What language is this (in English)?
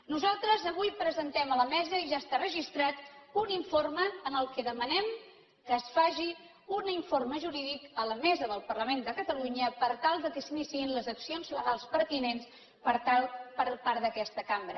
Catalan